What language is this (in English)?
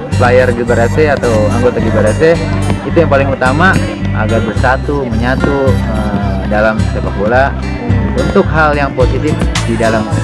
Indonesian